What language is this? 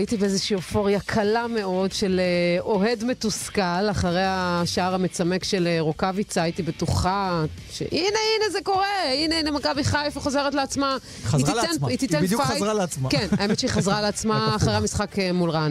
Hebrew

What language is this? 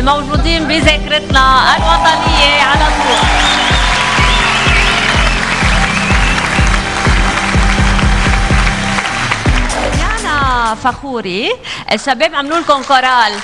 Arabic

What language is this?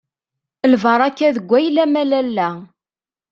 Kabyle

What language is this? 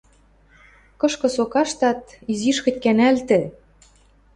Western Mari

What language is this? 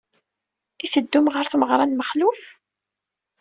Kabyle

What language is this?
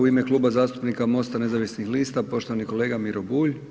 Croatian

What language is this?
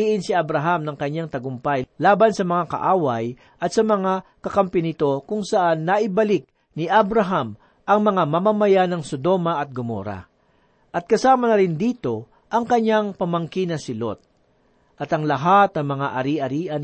Filipino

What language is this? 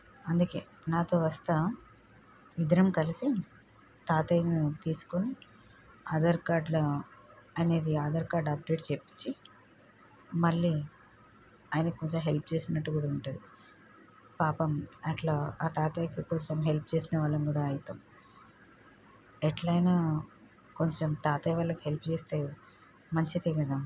Telugu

